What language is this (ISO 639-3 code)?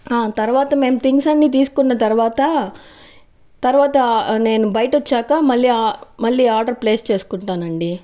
tel